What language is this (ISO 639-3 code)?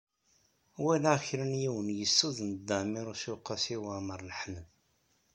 kab